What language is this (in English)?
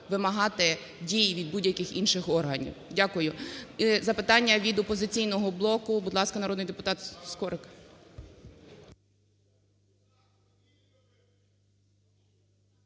Ukrainian